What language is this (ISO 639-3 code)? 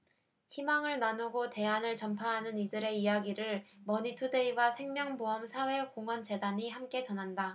kor